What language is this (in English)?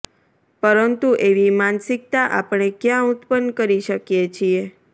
Gujarati